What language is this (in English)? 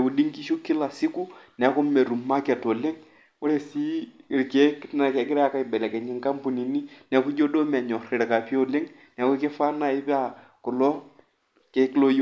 Masai